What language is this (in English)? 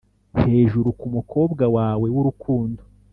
Kinyarwanda